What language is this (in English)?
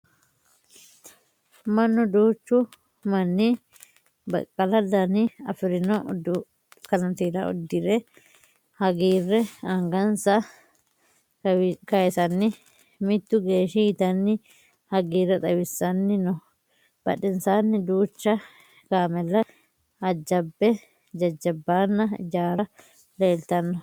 Sidamo